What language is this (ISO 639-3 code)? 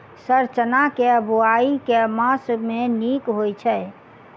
mai